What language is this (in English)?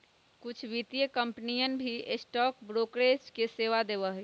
Magahi